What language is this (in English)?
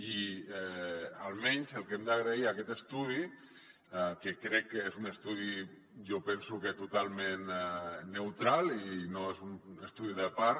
Catalan